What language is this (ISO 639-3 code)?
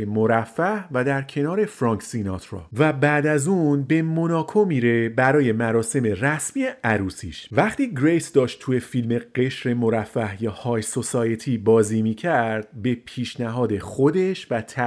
fas